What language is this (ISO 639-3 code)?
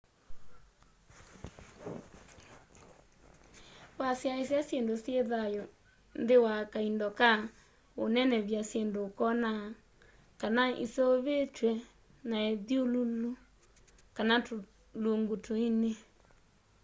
kam